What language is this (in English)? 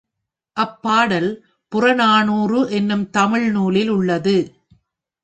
Tamil